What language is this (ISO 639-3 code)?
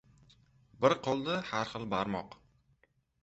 uzb